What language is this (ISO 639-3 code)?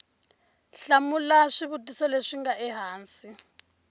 tso